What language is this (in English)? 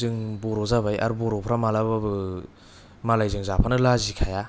Bodo